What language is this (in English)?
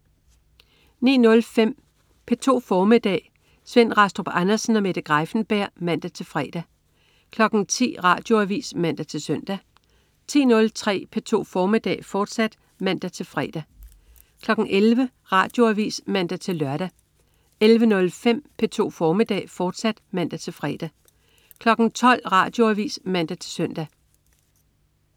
Danish